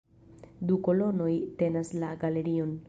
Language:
Esperanto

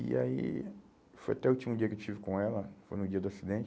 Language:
Portuguese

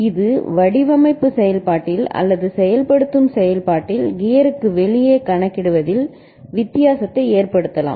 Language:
Tamil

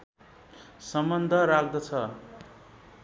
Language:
Nepali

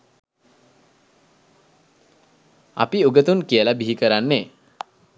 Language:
Sinhala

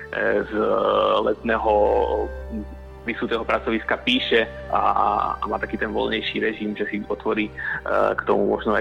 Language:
Slovak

